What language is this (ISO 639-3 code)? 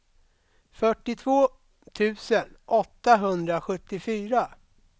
swe